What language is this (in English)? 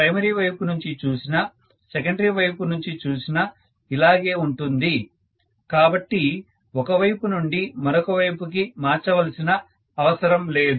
Telugu